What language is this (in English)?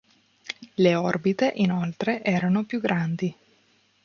Italian